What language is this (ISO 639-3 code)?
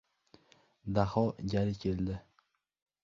uzb